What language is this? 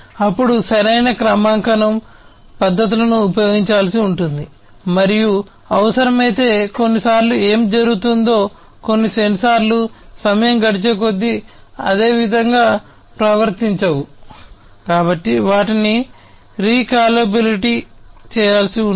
Telugu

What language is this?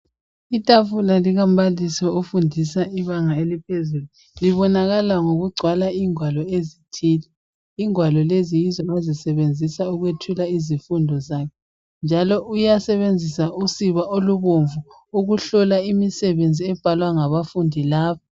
North Ndebele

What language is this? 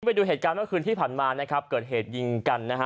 Thai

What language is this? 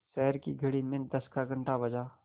Hindi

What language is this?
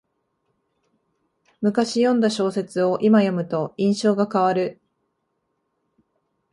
Japanese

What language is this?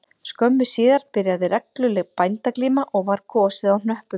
Icelandic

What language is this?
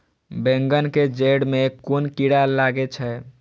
Maithili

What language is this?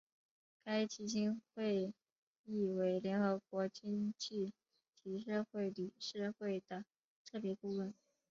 Chinese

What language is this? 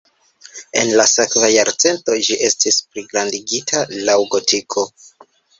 Esperanto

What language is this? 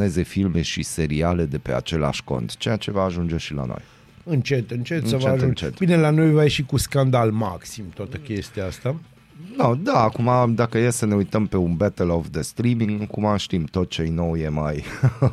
Romanian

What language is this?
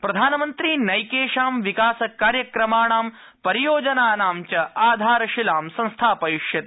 Sanskrit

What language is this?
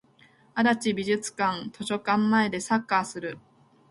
Japanese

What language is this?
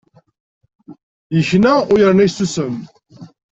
Kabyle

